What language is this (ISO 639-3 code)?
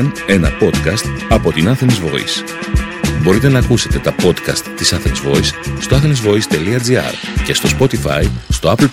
ell